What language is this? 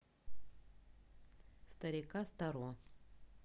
Russian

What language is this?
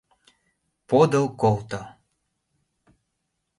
Mari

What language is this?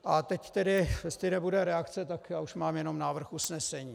Czech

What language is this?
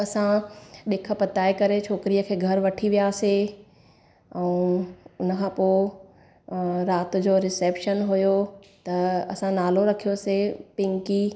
Sindhi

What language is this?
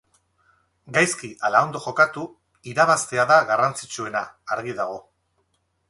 Basque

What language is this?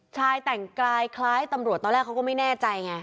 Thai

